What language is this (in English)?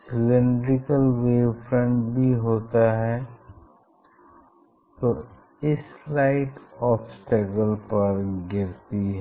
Hindi